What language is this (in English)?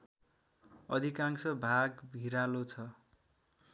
Nepali